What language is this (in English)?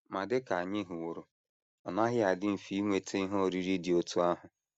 Igbo